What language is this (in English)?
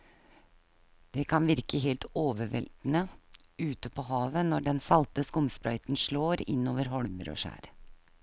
Norwegian